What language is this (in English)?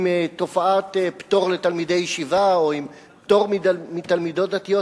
Hebrew